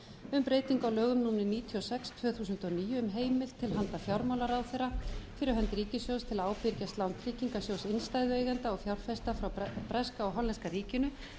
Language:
Icelandic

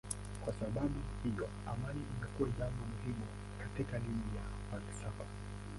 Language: Swahili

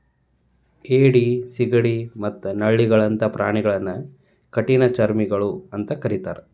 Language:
Kannada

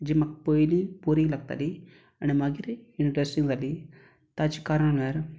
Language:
Konkani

